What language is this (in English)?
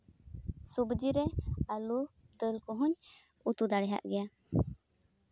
Santali